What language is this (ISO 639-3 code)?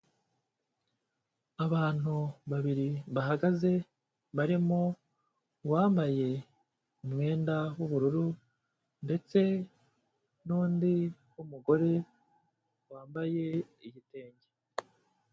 kin